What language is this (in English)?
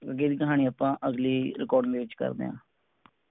Punjabi